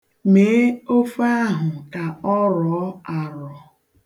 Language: Igbo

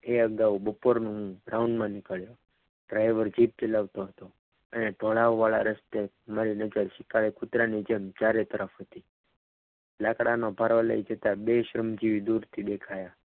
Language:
Gujarati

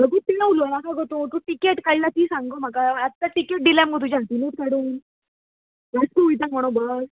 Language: Konkani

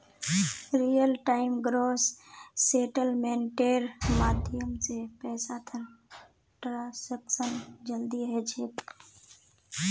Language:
Magahi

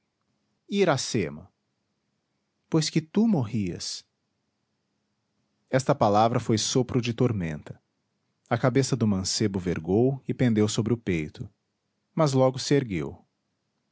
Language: Portuguese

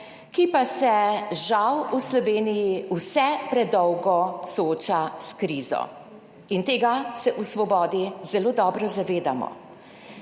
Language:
Slovenian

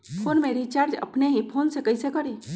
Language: Magahi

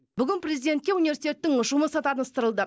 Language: Kazakh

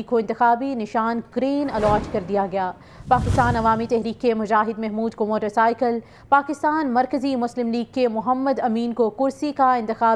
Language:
Arabic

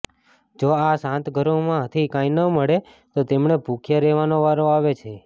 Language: Gujarati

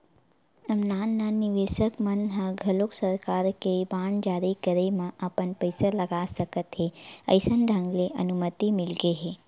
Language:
Chhattisgarhi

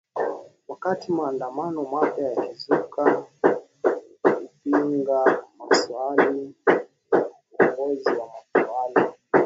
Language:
Swahili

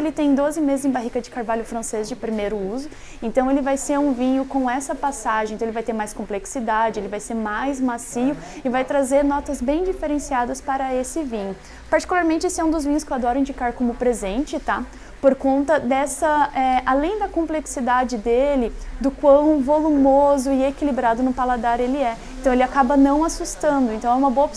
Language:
Portuguese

